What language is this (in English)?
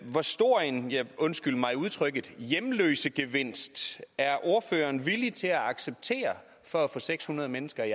Danish